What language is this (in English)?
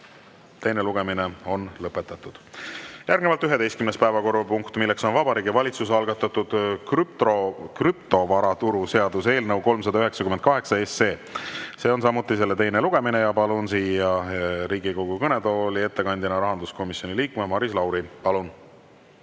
Estonian